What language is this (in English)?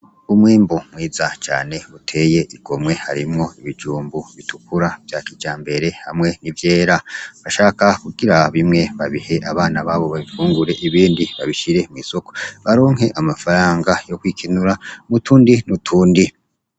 Rundi